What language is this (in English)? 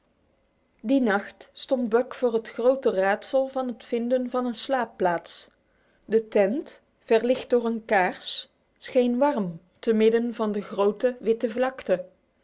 Dutch